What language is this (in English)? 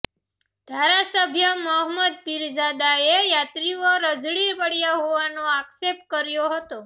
Gujarati